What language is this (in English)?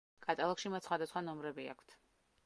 Georgian